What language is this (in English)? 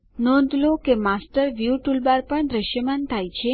Gujarati